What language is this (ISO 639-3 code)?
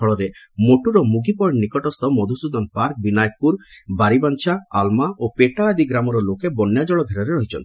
ori